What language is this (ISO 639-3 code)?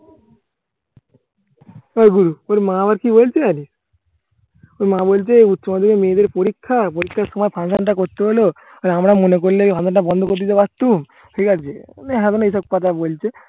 ben